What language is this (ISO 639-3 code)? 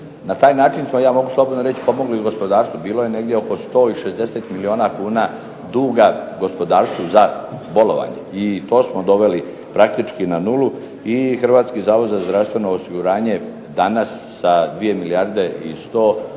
hrv